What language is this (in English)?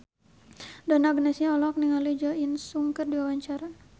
Sundanese